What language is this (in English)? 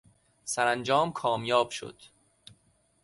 Persian